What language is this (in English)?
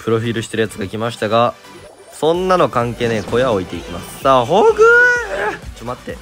Japanese